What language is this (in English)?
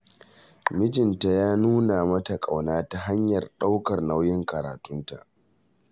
Hausa